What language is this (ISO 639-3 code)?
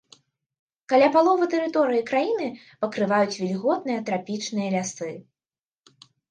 bel